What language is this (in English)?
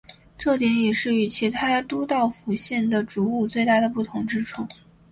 Chinese